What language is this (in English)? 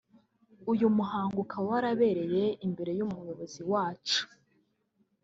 Kinyarwanda